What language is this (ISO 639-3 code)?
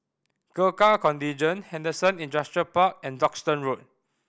eng